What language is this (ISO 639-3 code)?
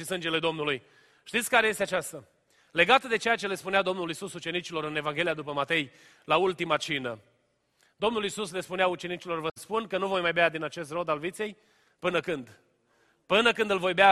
ron